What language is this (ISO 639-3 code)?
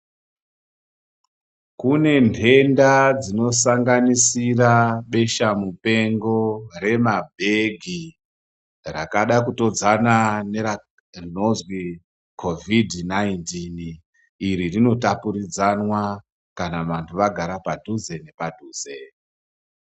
ndc